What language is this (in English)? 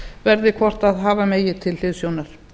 Icelandic